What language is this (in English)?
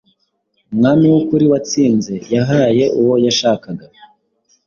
Kinyarwanda